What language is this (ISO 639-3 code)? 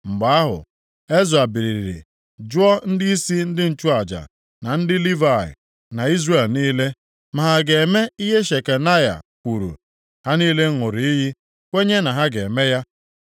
ibo